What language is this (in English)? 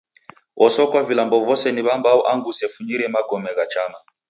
Taita